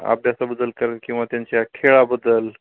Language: Marathi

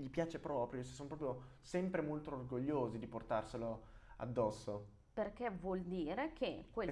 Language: Italian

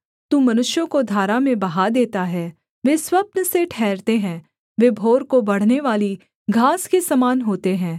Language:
Hindi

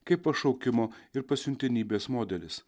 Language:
Lithuanian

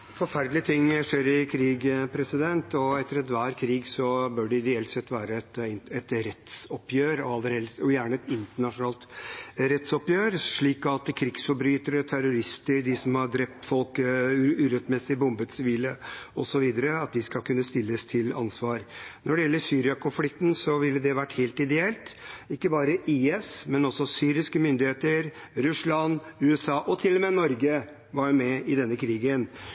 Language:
Norwegian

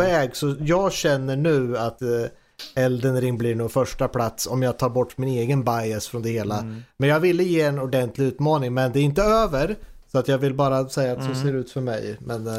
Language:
Swedish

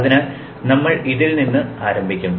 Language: Malayalam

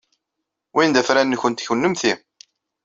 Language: Kabyle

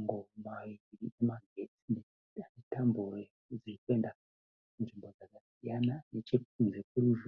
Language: Shona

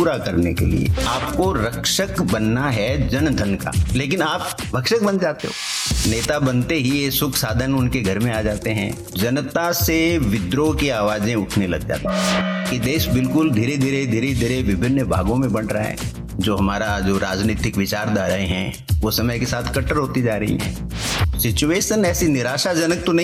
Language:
Hindi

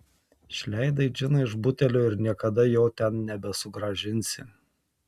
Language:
Lithuanian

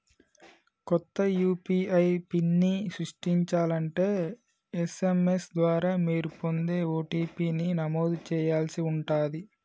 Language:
Telugu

